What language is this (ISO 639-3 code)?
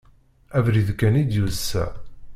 kab